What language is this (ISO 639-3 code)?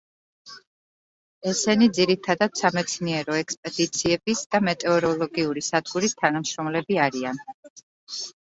kat